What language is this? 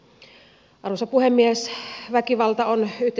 Finnish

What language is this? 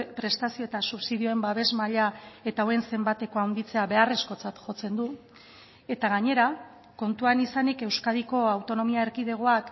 Basque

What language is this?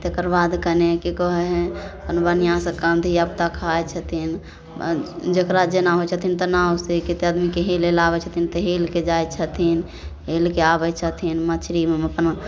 Maithili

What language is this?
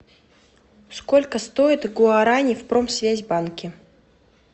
Russian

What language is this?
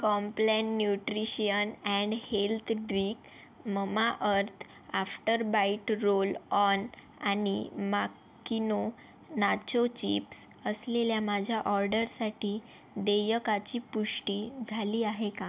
Marathi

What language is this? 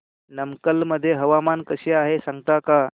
Marathi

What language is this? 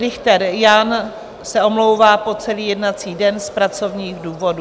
Czech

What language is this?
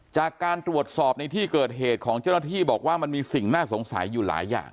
Thai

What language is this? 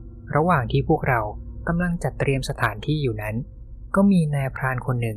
Thai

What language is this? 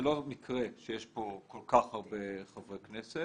Hebrew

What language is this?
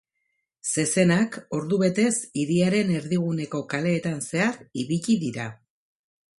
Basque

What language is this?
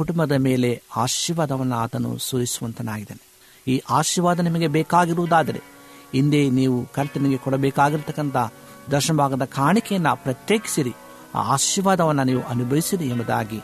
Kannada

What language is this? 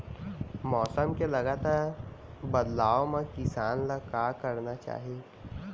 Chhattisgarhi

